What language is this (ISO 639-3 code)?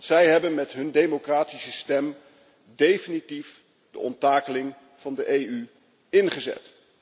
nld